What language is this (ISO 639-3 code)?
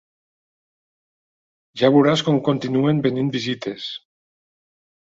cat